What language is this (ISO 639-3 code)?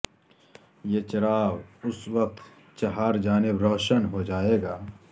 urd